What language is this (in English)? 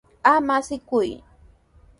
Sihuas Ancash Quechua